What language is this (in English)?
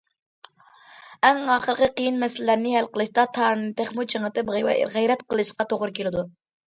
Uyghur